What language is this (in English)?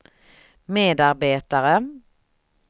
Swedish